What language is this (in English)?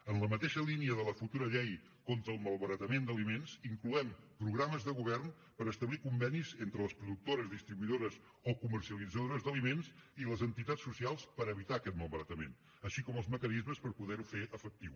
Catalan